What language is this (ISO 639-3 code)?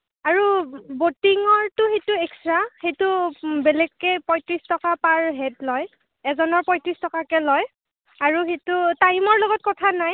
asm